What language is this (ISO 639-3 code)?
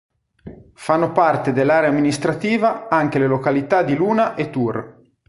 ita